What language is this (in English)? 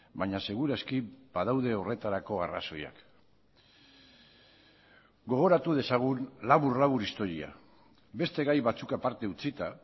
Basque